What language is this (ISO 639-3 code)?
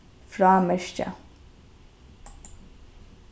fao